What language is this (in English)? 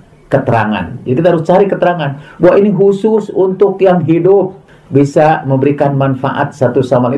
Indonesian